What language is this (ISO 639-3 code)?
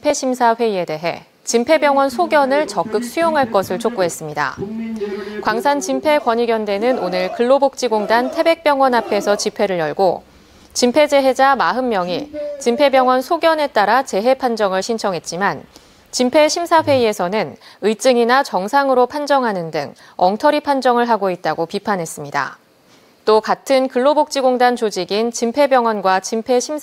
kor